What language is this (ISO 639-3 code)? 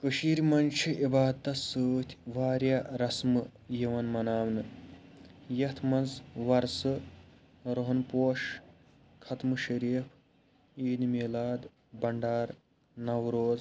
kas